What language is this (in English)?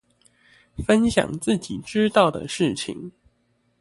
Chinese